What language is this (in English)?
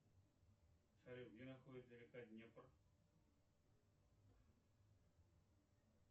Russian